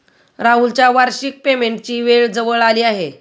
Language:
Marathi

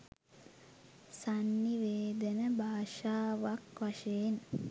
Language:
Sinhala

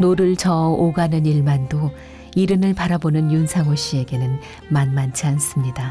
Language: Korean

